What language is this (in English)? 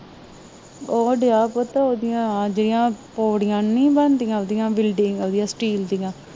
Punjabi